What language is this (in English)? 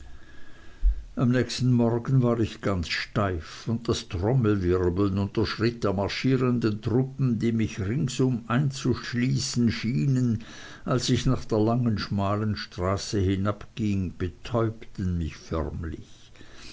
German